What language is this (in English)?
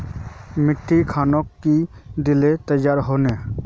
Magahi